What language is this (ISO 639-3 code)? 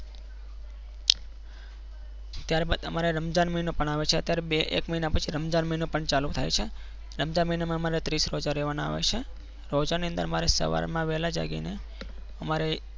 guj